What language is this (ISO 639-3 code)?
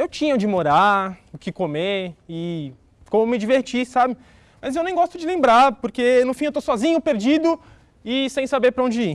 por